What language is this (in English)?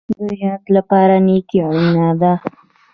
Pashto